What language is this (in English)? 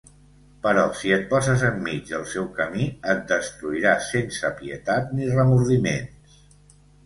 Catalan